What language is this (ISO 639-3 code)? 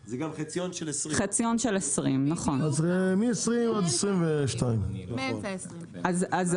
heb